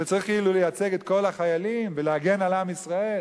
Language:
Hebrew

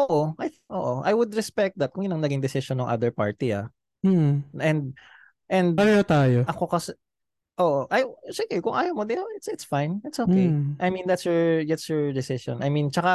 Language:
Filipino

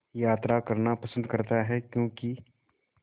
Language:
Hindi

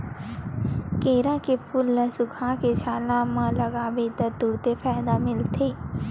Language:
Chhattisgarhi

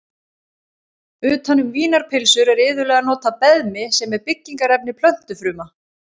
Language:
Icelandic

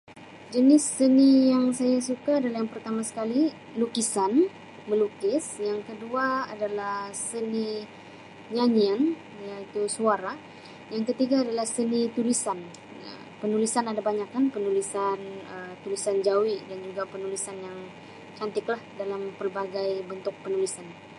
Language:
Sabah Malay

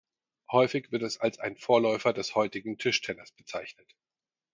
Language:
German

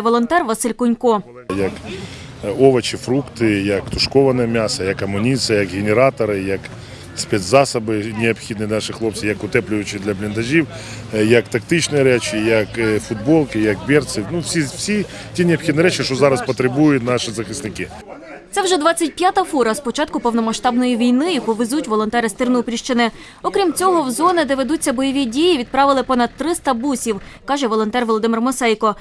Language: Ukrainian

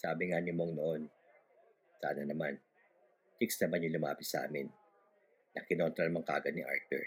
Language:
Filipino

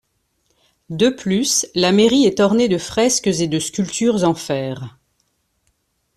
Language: French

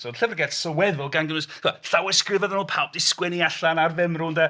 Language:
Welsh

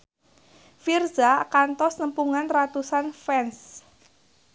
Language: Sundanese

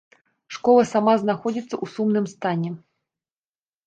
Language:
Belarusian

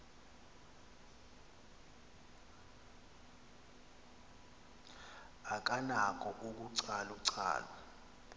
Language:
Xhosa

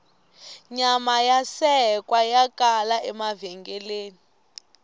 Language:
Tsonga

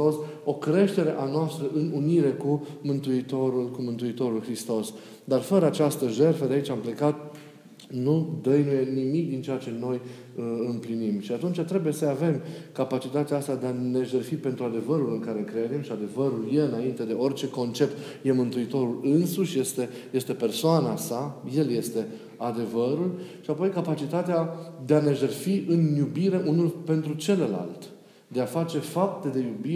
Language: Romanian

